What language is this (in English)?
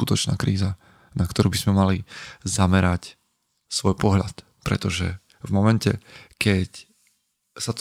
Slovak